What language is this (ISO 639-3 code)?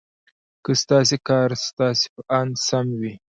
pus